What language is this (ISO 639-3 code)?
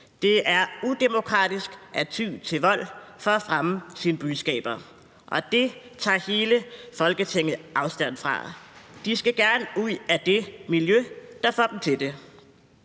dan